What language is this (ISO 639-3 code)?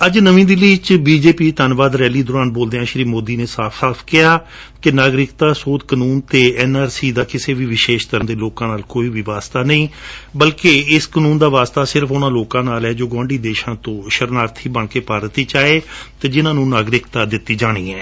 pan